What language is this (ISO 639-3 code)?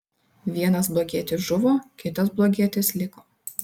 lit